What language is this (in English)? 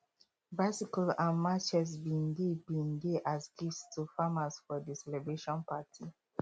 Nigerian Pidgin